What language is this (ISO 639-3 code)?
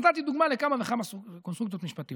heb